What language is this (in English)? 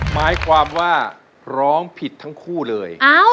Thai